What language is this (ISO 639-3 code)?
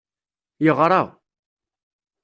kab